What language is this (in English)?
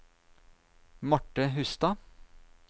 Norwegian